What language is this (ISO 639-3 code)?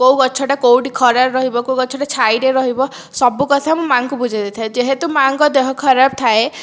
ori